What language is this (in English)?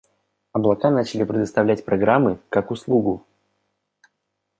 Russian